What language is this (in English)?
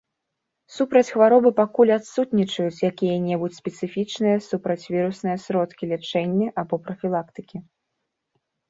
Belarusian